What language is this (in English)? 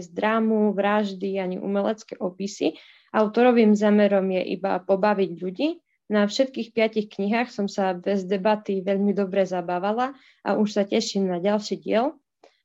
Slovak